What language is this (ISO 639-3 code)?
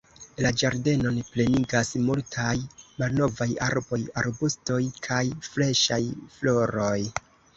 epo